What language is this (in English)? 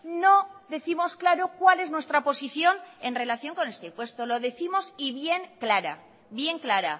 Spanish